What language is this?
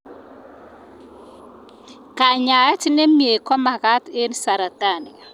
Kalenjin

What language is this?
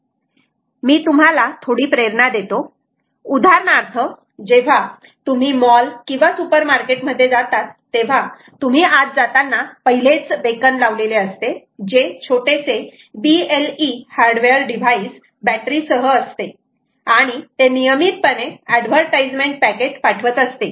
Marathi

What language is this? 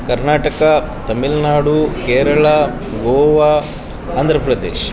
Kannada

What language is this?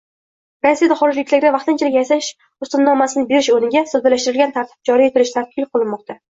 Uzbek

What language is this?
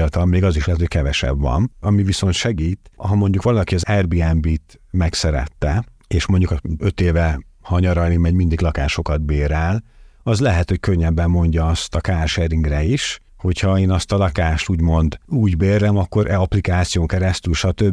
Hungarian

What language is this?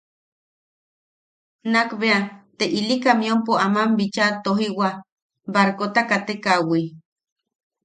Yaqui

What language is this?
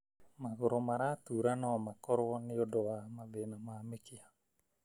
Kikuyu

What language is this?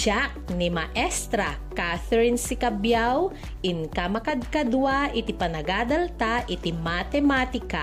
Filipino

